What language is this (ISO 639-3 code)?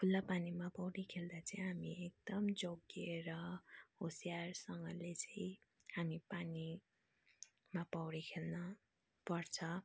nep